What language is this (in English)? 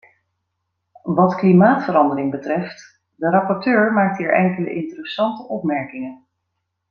Dutch